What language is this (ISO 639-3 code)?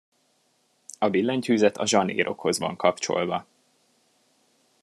hun